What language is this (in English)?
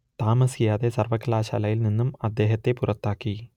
Malayalam